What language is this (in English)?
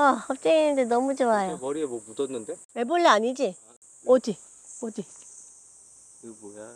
Korean